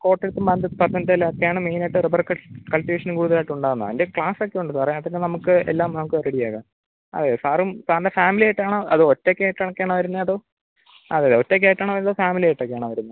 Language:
Malayalam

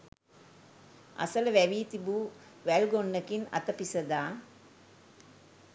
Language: Sinhala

